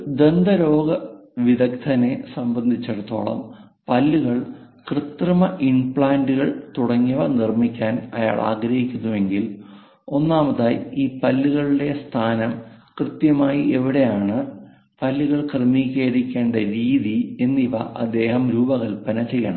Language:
Malayalam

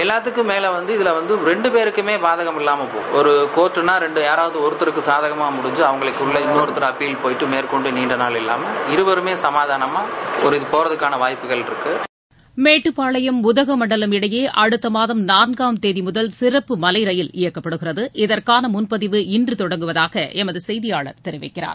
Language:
Tamil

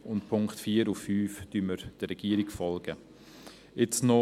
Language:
Swiss German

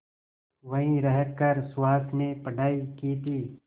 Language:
Hindi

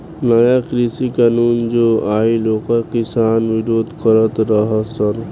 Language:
Bhojpuri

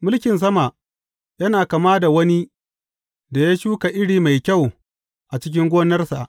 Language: Hausa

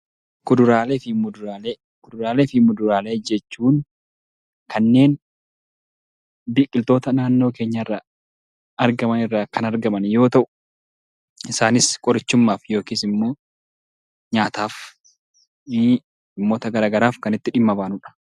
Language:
Oromo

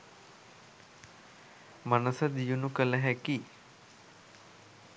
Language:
Sinhala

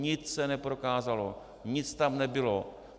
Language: Czech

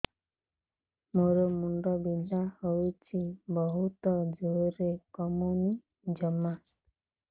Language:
Odia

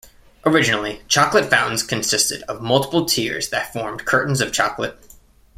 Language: English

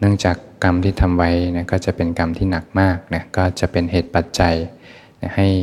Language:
Thai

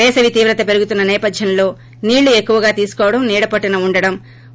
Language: Telugu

